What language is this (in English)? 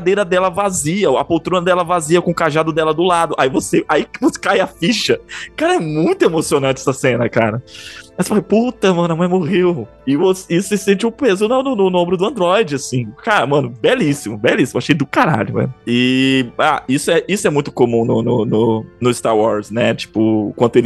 Portuguese